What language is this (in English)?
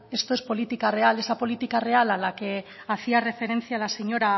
Spanish